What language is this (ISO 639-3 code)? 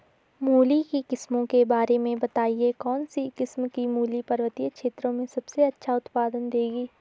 hin